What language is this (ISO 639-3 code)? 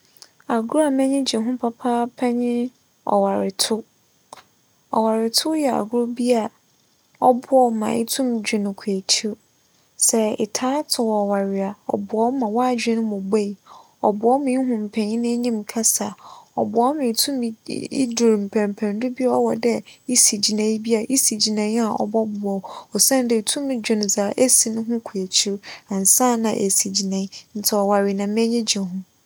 aka